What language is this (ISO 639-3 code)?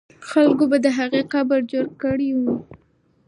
pus